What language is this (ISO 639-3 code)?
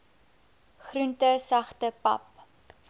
afr